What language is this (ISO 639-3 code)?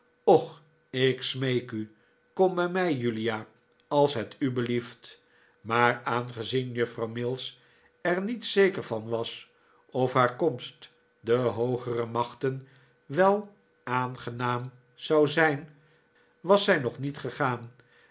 nld